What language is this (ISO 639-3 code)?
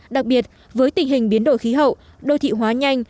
vie